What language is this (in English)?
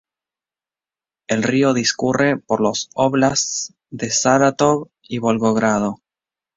Spanish